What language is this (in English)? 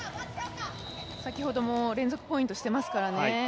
Japanese